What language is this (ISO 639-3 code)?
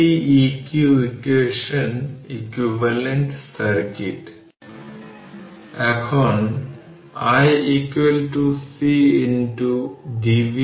ben